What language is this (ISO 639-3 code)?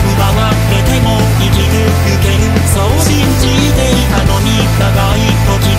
ron